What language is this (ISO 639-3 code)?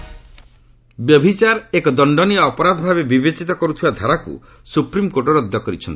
ori